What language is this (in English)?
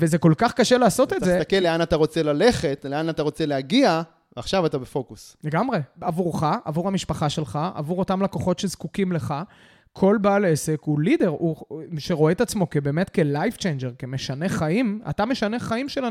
Hebrew